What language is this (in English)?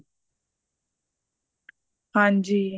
Punjabi